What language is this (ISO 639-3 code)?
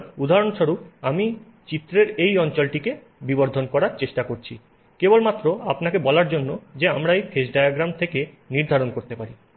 ben